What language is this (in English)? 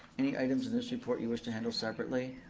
English